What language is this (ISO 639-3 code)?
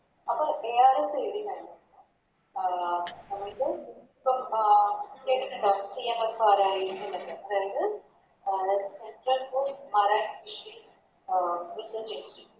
mal